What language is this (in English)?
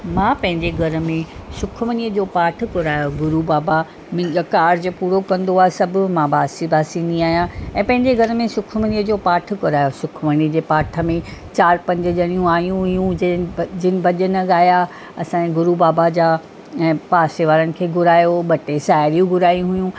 Sindhi